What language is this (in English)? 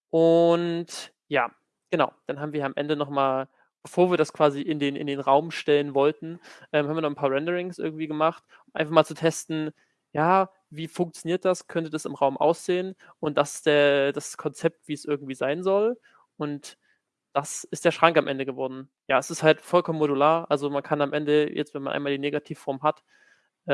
German